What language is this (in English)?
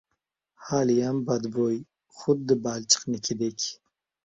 Uzbek